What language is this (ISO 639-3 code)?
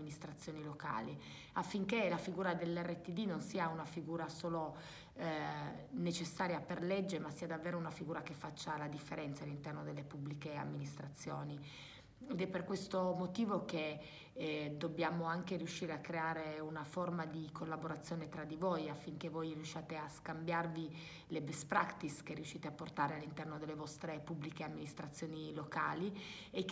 ita